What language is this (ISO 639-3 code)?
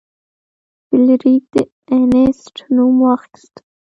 pus